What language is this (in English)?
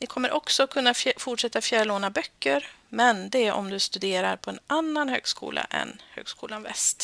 Swedish